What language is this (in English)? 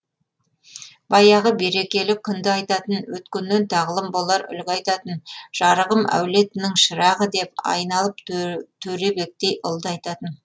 Kazakh